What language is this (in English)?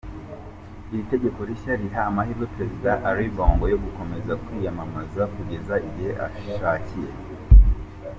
Kinyarwanda